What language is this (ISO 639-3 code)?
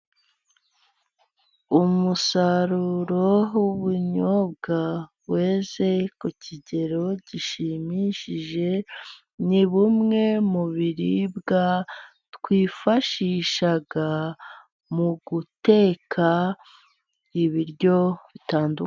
kin